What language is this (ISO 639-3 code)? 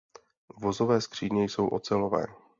ces